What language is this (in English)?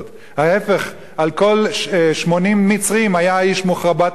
Hebrew